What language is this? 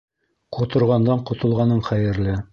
Bashkir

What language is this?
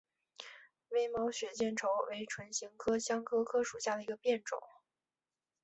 Chinese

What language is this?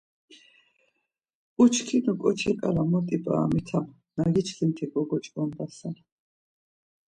Laz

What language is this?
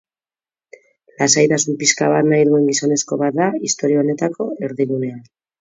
Basque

